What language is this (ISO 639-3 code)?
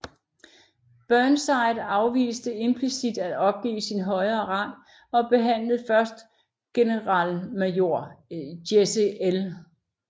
dan